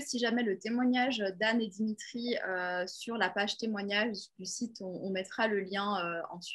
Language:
French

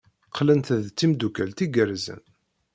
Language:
Kabyle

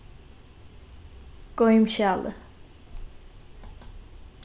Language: Faroese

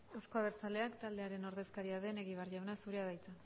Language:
Basque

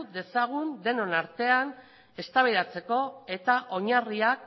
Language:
Basque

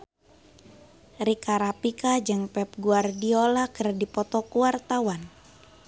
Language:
Sundanese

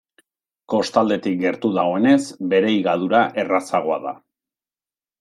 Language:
Basque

